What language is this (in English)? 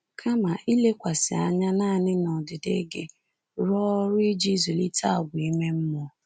Igbo